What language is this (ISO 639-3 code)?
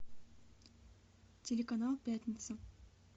rus